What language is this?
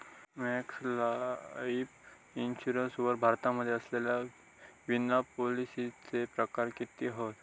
Marathi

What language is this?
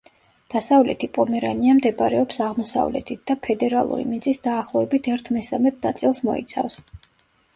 Georgian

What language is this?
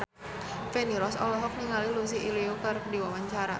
Sundanese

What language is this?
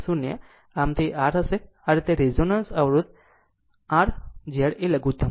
Gujarati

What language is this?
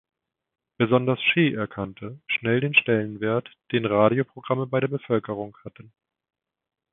German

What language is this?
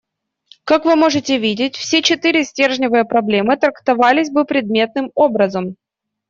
Russian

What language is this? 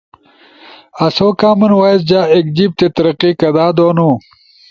Ushojo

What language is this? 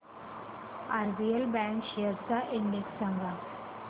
Marathi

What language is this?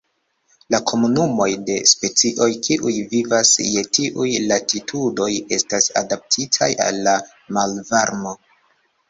Esperanto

